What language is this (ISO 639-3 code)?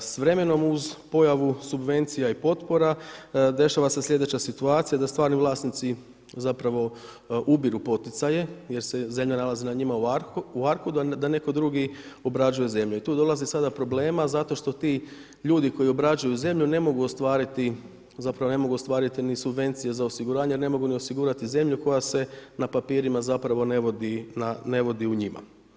hrv